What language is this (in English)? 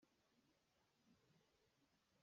Hakha Chin